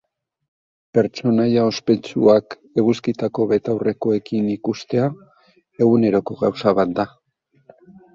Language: Basque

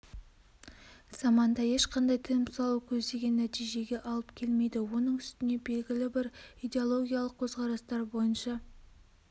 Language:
Kazakh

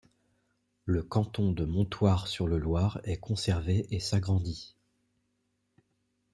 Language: French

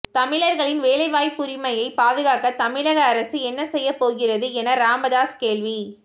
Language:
Tamil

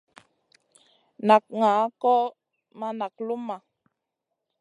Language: Masana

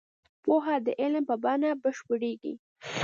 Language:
Pashto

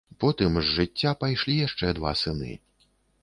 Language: Belarusian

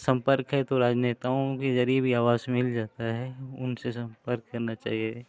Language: Hindi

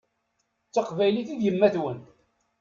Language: Kabyle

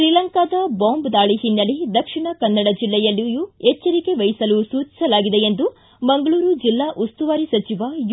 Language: Kannada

